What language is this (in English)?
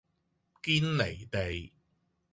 Cantonese